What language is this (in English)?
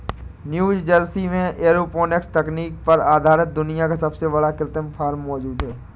Hindi